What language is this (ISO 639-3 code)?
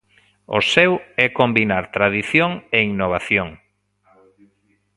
glg